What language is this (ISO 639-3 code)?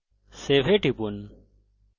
ben